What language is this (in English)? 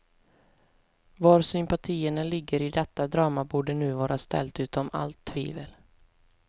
Swedish